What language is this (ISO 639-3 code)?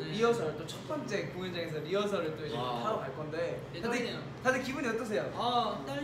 kor